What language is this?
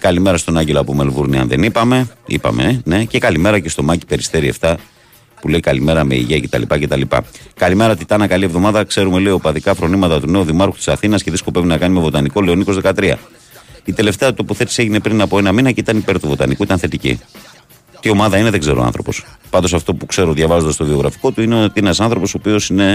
Greek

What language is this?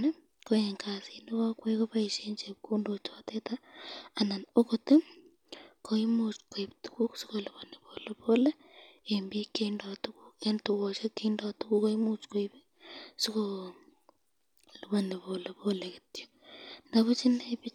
Kalenjin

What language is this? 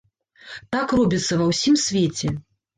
Belarusian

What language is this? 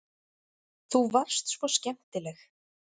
Icelandic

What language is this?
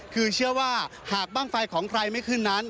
Thai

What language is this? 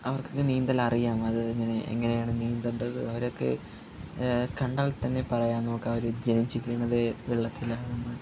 Malayalam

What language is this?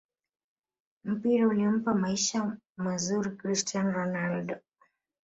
Swahili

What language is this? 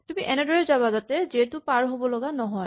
Assamese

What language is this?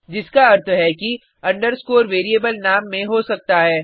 Hindi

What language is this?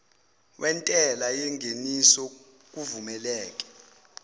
Zulu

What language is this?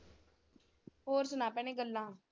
Punjabi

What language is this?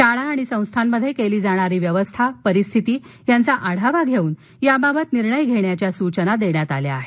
Marathi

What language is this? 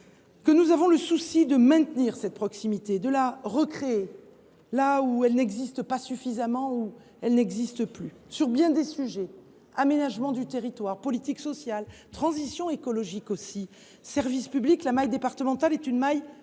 French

